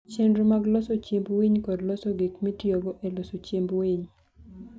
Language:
Luo (Kenya and Tanzania)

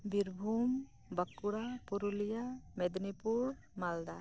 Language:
Santali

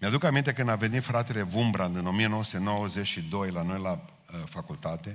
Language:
Romanian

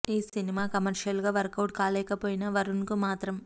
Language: Telugu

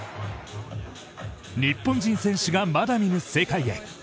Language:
Japanese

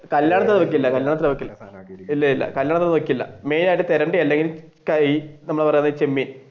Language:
Malayalam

